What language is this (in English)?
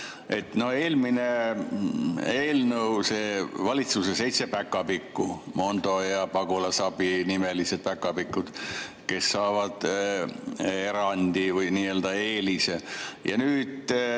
Estonian